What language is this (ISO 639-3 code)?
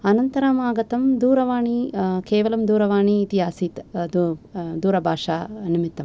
san